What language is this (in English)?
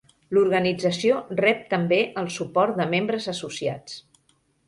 Catalan